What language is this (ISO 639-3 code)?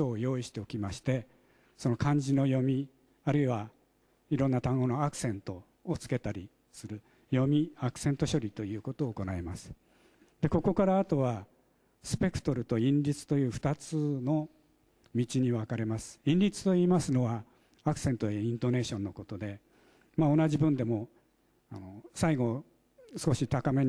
jpn